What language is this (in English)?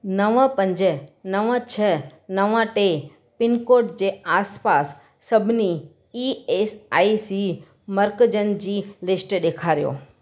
Sindhi